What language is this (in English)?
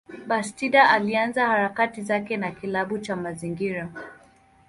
Swahili